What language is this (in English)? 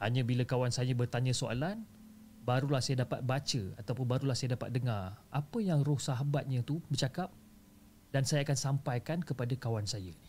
Malay